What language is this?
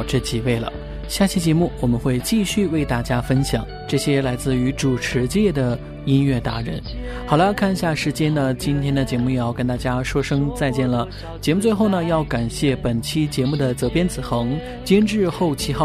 Chinese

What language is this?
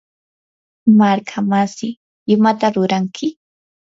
Yanahuanca Pasco Quechua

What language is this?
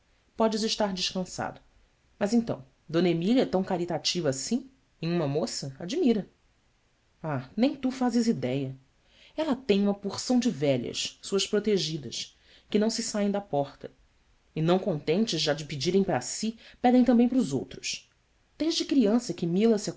Portuguese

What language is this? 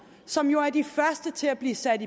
Danish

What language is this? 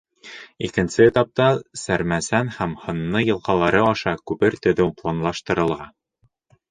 Bashkir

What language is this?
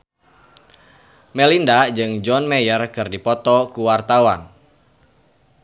Sundanese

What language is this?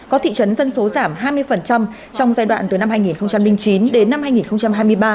Vietnamese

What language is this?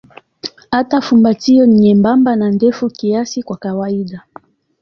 Swahili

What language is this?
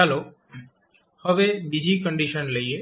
Gujarati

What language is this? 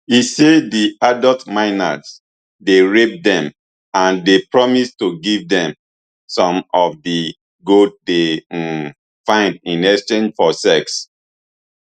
Nigerian Pidgin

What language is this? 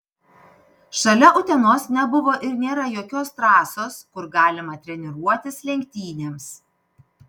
Lithuanian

